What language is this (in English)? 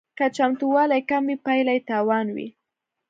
Pashto